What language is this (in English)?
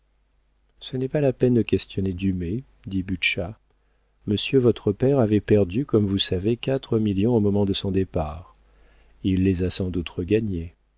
French